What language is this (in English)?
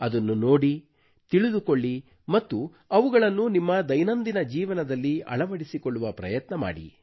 Kannada